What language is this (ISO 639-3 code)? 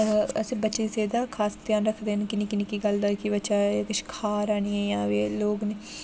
doi